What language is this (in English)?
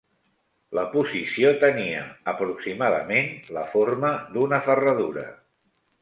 Catalan